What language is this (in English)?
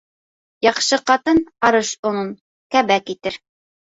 Bashkir